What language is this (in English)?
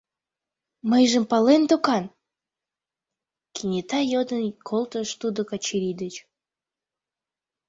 Mari